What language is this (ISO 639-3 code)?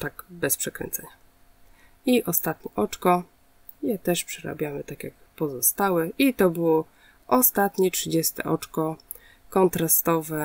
pol